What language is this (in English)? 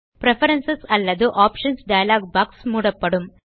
Tamil